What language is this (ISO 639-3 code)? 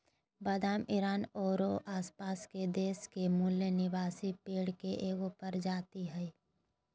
mag